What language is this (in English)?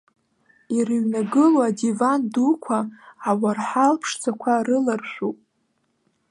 Abkhazian